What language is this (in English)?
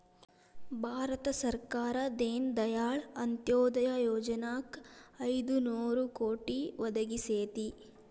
Kannada